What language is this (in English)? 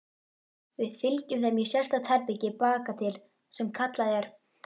Icelandic